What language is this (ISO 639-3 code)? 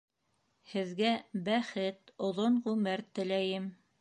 bak